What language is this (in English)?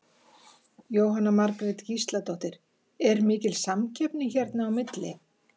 Icelandic